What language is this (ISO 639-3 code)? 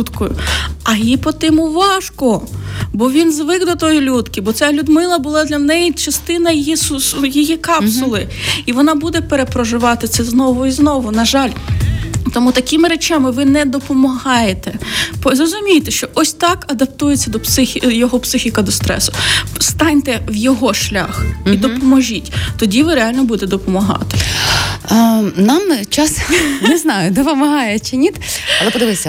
ukr